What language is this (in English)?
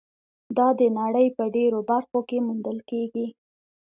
Pashto